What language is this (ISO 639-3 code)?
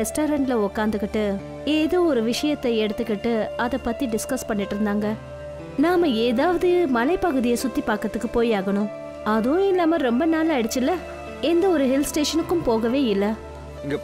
tam